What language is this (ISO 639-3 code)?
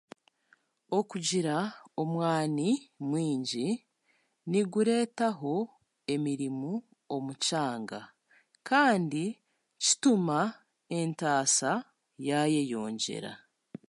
cgg